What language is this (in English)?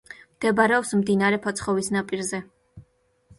Georgian